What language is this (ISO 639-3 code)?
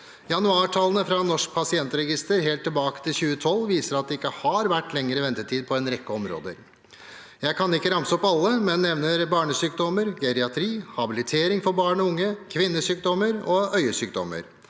nor